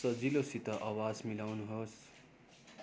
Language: Nepali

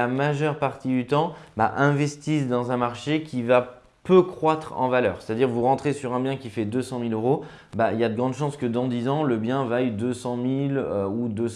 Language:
French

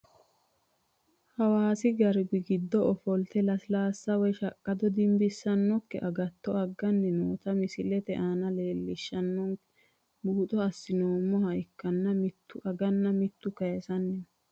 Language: Sidamo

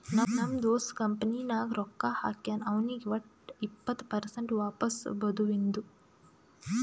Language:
Kannada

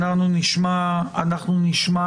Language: Hebrew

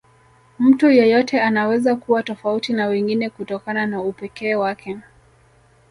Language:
Swahili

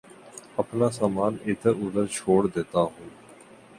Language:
Urdu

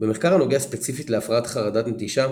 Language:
Hebrew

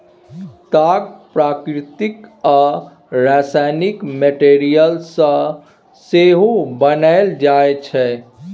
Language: Maithili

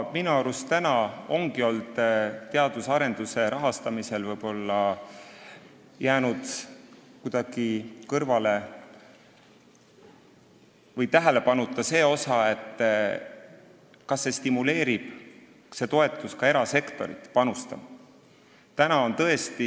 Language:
Estonian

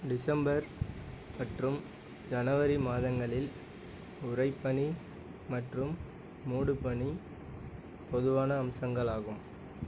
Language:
Tamil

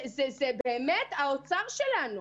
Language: Hebrew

